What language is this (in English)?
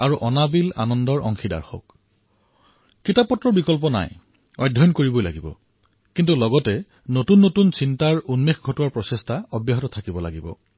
Assamese